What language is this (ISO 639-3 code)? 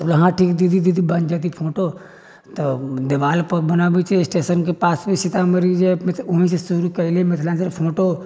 mai